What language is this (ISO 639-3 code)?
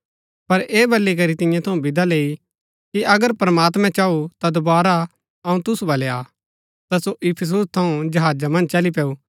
gbk